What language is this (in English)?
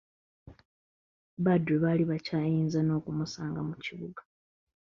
Ganda